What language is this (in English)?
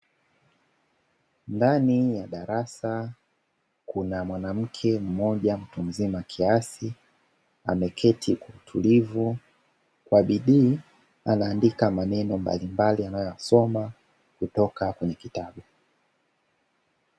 Swahili